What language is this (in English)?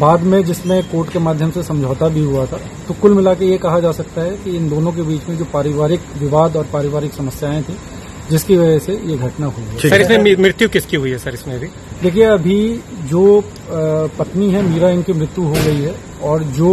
Hindi